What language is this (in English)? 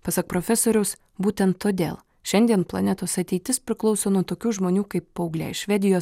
Lithuanian